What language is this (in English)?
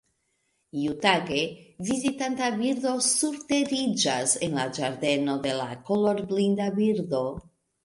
Esperanto